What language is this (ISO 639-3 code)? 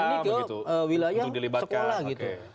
ind